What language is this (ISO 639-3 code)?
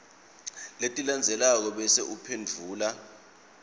ssw